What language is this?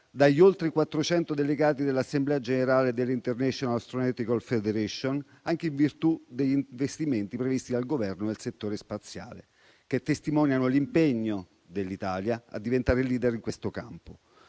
Italian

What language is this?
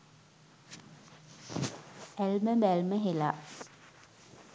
Sinhala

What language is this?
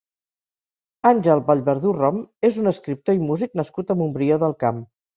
Catalan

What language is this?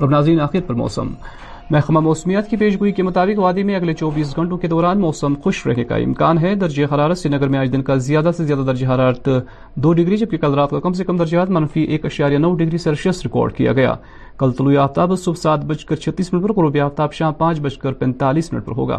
Urdu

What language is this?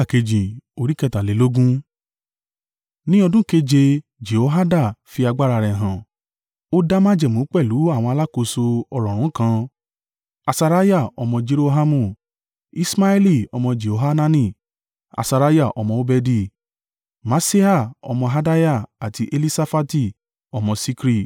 Yoruba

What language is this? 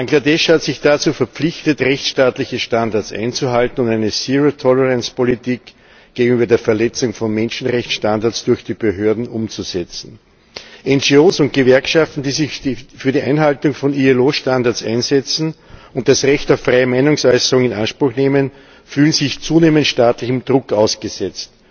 German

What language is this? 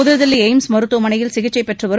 Tamil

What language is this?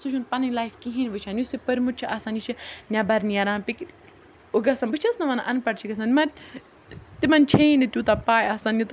Kashmiri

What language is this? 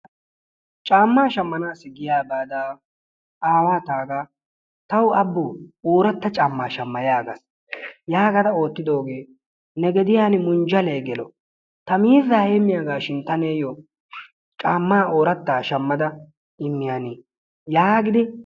Wolaytta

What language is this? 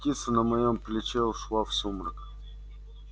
Russian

